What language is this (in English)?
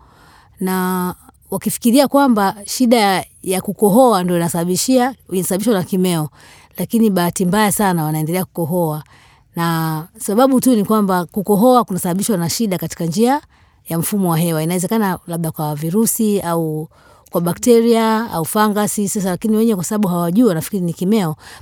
Swahili